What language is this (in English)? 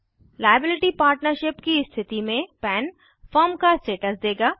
Hindi